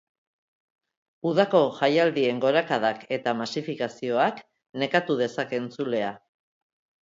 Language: Basque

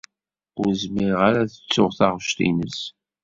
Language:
Kabyle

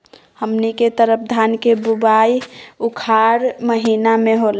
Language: Magahi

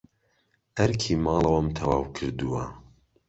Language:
Central Kurdish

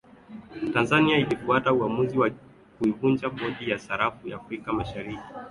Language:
Swahili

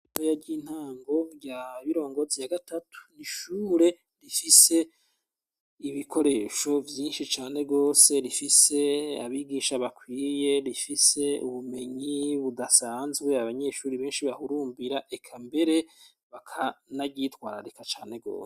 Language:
Rundi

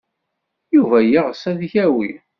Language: Kabyle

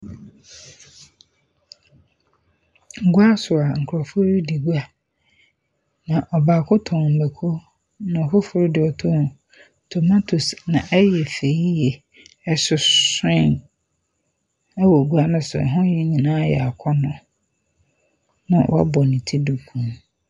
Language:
Akan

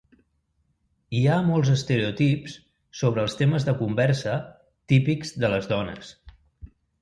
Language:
Catalan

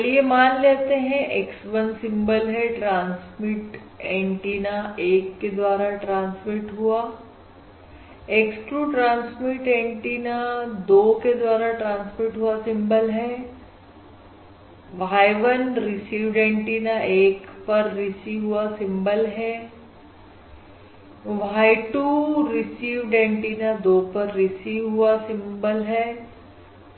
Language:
Hindi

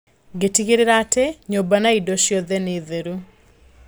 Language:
Kikuyu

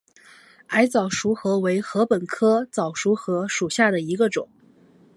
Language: Chinese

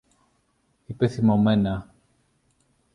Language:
Greek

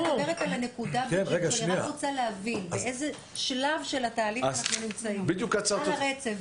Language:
Hebrew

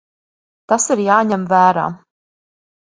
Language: Latvian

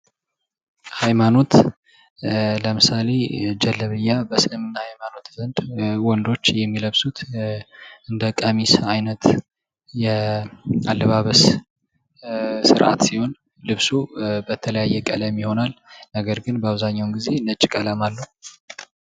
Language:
Amharic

